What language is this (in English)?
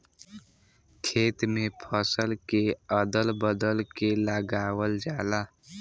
Bhojpuri